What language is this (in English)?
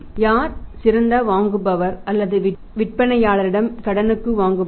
Tamil